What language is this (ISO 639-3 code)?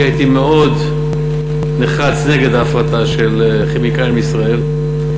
heb